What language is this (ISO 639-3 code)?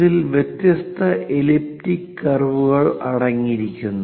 mal